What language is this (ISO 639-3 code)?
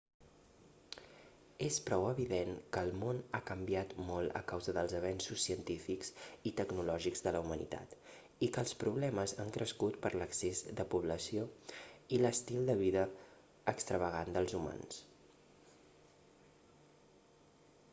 cat